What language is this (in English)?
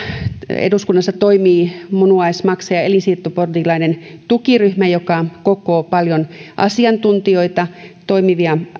Finnish